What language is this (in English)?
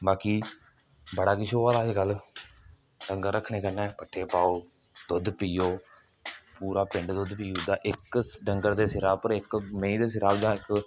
Dogri